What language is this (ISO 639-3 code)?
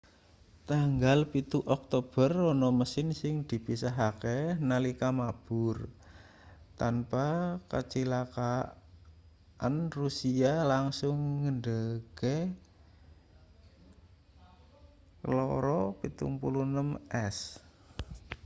jav